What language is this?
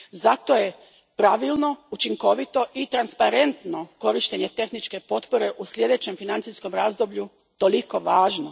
Croatian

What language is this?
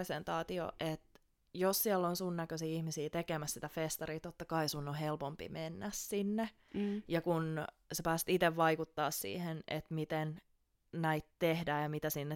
Finnish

